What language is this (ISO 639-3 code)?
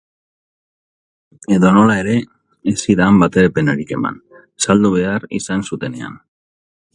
eus